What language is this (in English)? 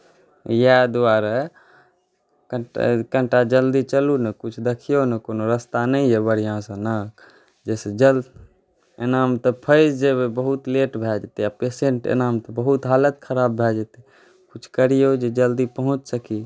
Maithili